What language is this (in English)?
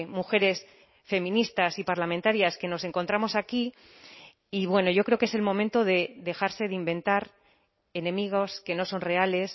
Spanish